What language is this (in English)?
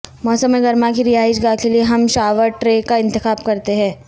Urdu